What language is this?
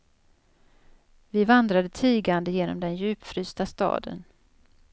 Swedish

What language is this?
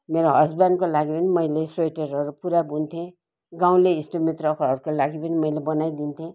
Nepali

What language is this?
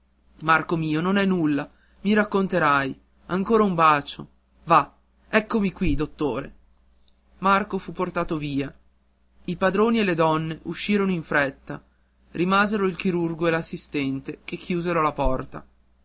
Italian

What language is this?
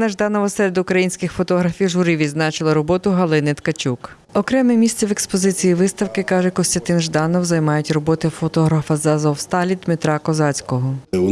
Ukrainian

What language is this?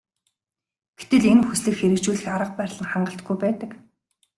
Mongolian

